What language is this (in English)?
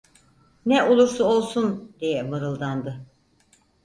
Turkish